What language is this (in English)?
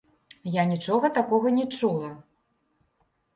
Belarusian